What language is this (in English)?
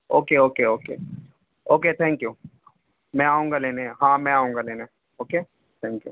Urdu